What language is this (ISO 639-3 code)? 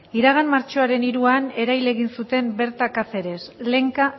eus